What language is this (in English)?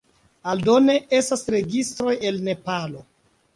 Esperanto